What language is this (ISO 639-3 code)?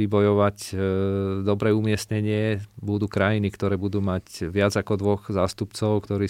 slk